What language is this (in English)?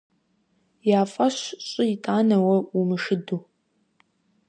Kabardian